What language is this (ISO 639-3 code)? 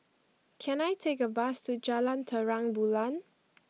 eng